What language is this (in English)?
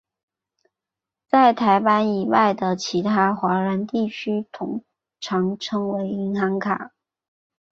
Chinese